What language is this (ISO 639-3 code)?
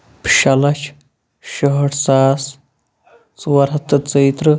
kas